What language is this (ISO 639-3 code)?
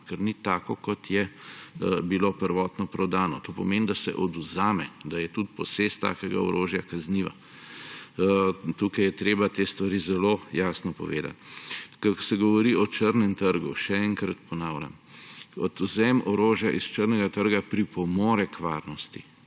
slv